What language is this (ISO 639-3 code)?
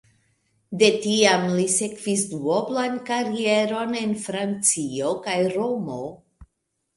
epo